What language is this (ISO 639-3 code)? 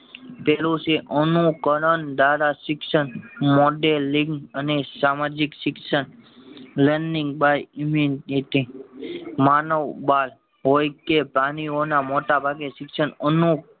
guj